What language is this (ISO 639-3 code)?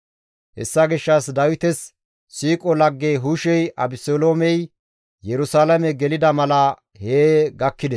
gmv